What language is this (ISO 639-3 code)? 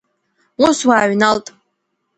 abk